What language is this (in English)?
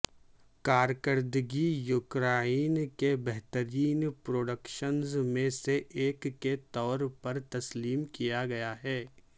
Urdu